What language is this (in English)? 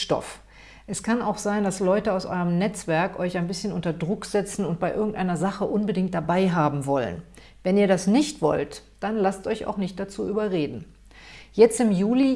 German